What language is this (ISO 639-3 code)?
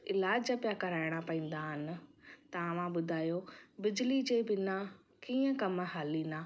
snd